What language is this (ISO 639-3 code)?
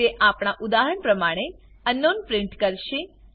guj